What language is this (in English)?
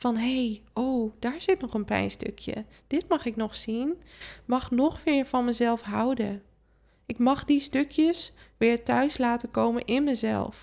Dutch